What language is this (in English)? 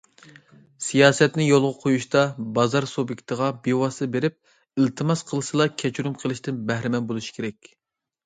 Uyghur